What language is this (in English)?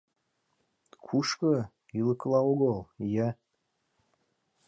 Mari